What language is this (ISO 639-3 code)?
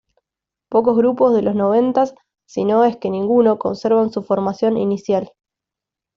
spa